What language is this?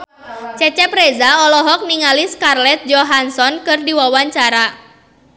Sundanese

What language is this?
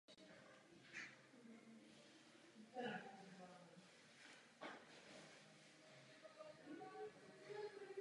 Czech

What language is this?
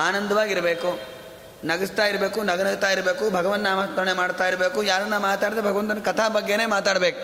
Kannada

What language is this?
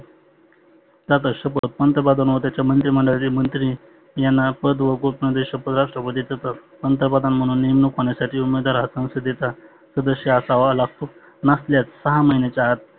Marathi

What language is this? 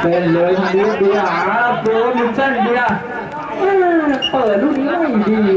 Thai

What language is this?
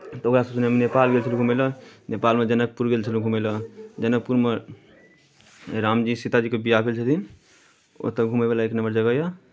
Maithili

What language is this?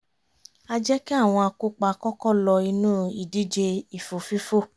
Yoruba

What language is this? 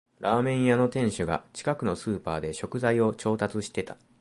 Japanese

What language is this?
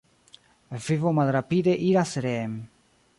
Esperanto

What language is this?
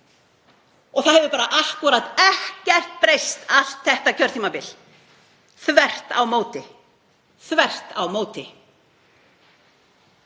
Icelandic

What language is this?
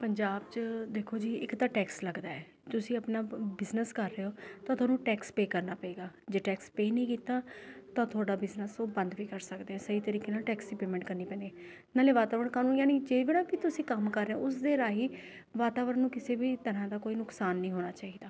Punjabi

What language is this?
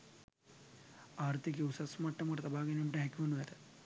Sinhala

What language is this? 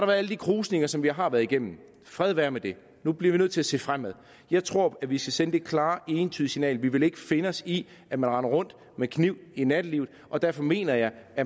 Danish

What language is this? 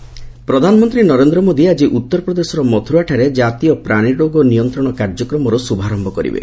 Odia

